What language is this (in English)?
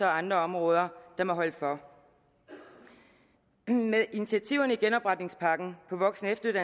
Danish